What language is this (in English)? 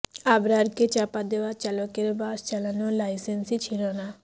Bangla